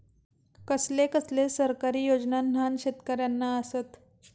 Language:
Marathi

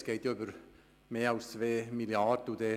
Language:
Swiss German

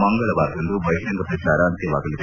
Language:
Kannada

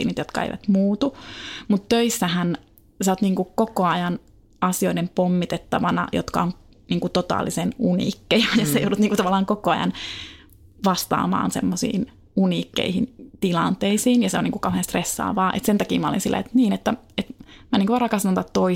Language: Finnish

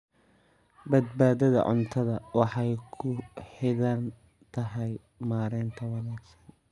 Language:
Somali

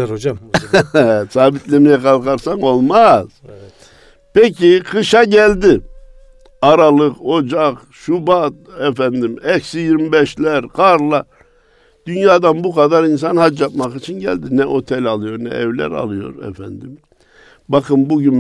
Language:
Turkish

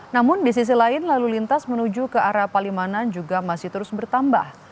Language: Indonesian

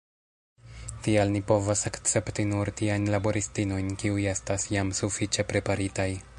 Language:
Esperanto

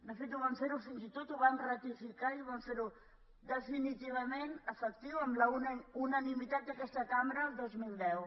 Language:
Catalan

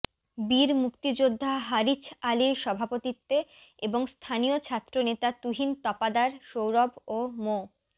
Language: Bangla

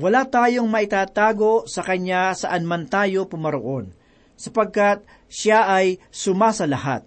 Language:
Filipino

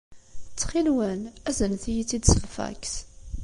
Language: Kabyle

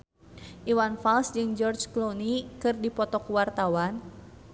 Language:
Sundanese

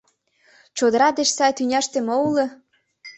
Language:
Mari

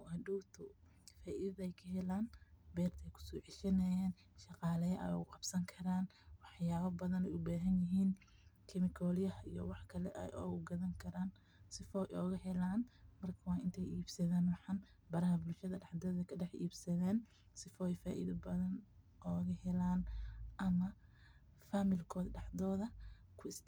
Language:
Somali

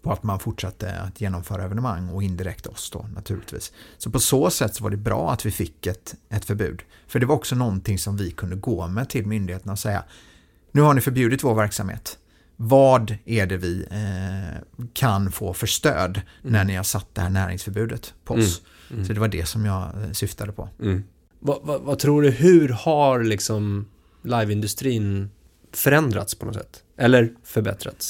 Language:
Swedish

